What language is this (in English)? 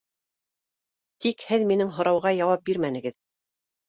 Bashkir